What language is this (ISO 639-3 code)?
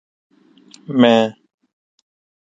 urd